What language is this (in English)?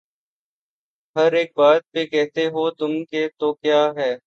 Urdu